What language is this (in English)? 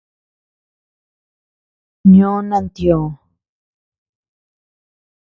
Tepeuxila Cuicatec